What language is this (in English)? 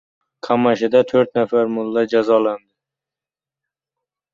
Uzbek